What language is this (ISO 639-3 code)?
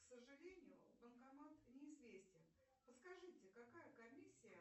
rus